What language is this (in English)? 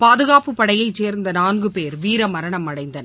Tamil